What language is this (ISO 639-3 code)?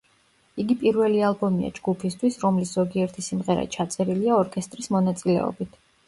kat